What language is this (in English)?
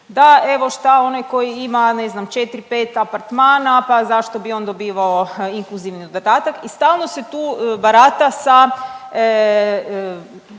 Croatian